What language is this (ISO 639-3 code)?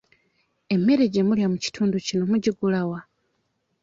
lug